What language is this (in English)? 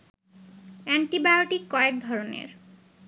Bangla